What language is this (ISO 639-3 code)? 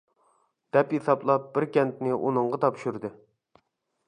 uig